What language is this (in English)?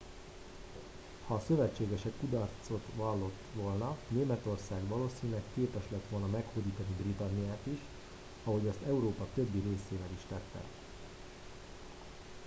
Hungarian